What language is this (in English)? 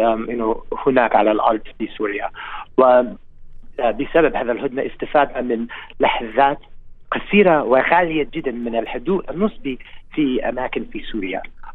Arabic